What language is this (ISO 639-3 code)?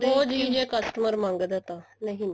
pan